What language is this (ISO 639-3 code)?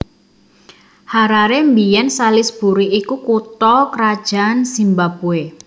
jav